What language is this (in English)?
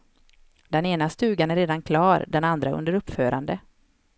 Swedish